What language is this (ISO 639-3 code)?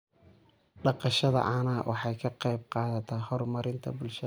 som